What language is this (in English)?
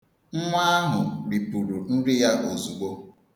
Igbo